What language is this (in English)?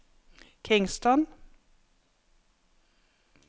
Norwegian